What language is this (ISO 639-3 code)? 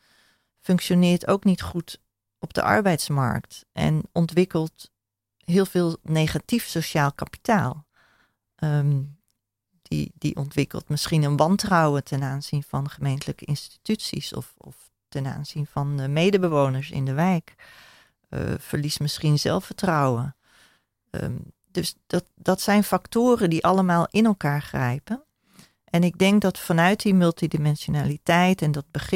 nld